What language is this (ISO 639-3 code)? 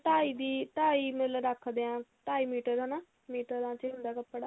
pan